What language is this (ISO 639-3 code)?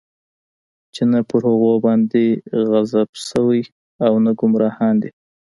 pus